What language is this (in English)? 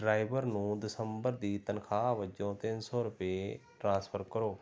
Punjabi